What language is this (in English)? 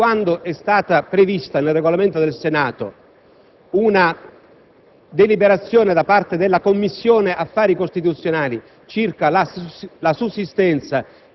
Italian